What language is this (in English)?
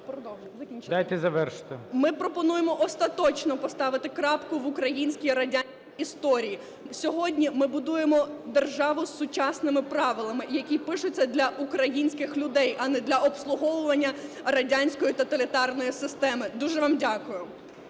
Ukrainian